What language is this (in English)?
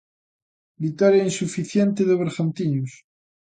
Galician